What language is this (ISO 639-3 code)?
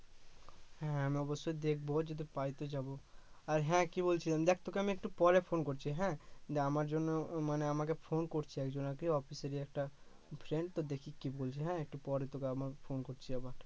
ben